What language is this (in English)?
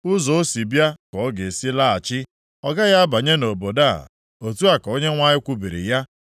Igbo